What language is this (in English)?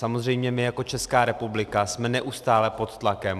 Czech